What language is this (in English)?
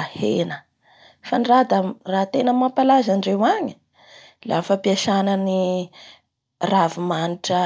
Bara Malagasy